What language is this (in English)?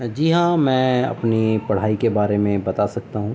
Urdu